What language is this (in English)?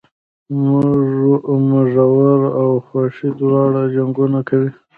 Pashto